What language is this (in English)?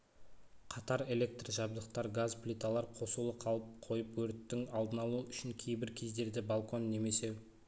Kazakh